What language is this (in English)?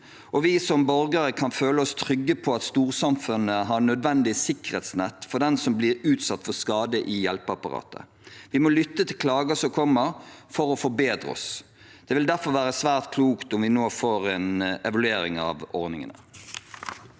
Norwegian